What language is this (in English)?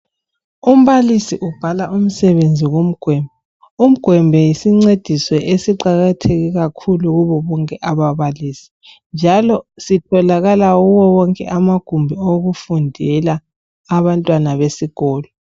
North Ndebele